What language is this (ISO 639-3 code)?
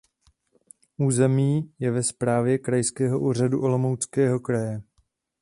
ces